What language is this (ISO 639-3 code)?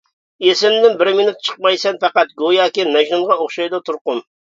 uig